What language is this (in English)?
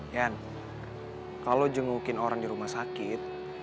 Indonesian